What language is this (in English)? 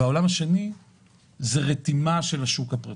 Hebrew